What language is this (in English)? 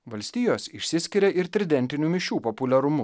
Lithuanian